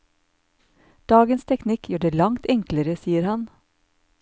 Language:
Norwegian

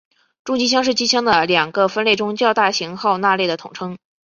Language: Chinese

